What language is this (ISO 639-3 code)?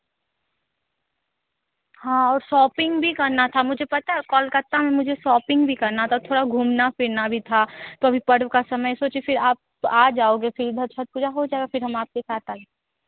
hin